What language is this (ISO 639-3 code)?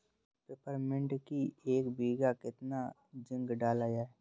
hin